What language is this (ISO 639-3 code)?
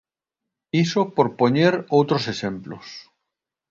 glg